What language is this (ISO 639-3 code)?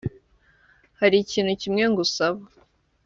kin